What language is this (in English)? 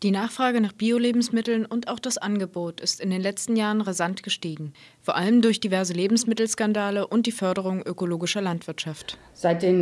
German